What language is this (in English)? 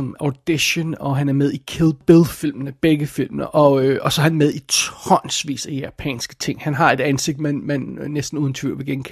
Danish